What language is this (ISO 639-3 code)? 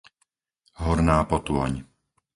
slk